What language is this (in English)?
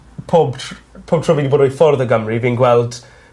Welsh